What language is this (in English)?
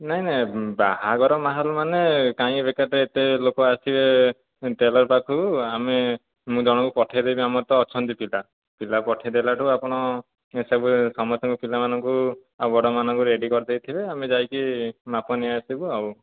Odia